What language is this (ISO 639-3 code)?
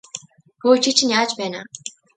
mon